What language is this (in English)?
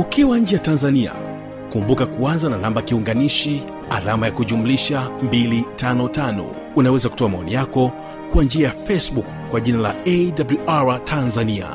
Swahili